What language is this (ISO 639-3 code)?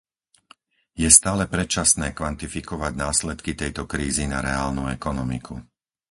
slk